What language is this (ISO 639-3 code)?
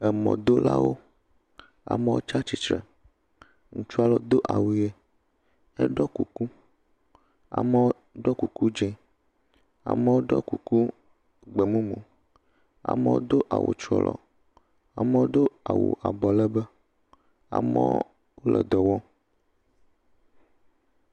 ewe